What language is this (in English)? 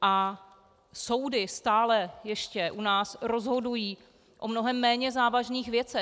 Czech